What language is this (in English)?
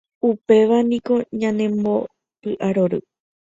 Guarani